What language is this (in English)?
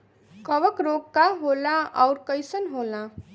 Bhojpuri